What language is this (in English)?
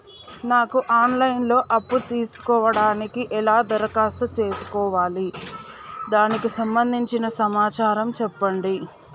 Telugu